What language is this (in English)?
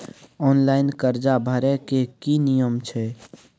Maithili